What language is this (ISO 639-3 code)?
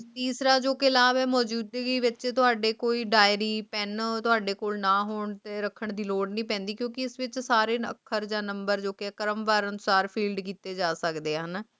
pan